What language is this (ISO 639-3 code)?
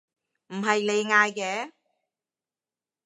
yue